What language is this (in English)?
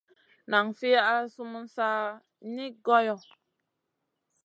Masana